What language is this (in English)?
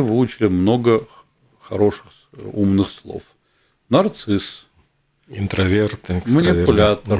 Russian